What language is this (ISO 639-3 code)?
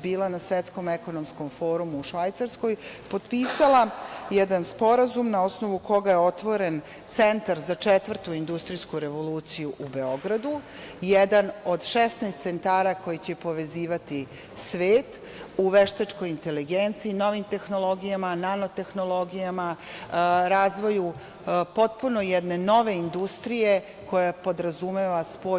srp